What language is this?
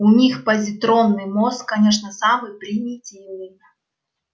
Russian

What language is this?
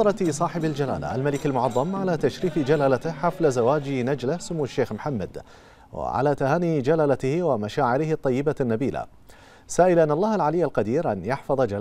Arabic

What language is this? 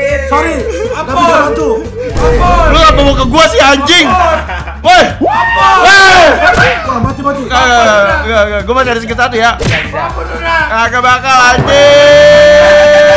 Indonesian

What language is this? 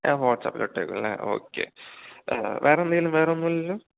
Malayalam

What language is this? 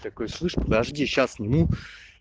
Russian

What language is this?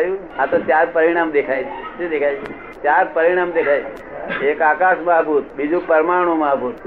Gujarati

